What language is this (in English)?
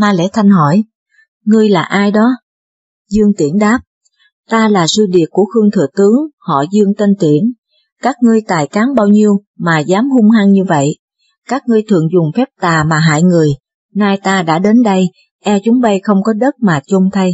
Vietnamese